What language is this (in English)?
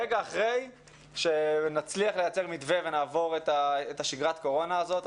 Hebrew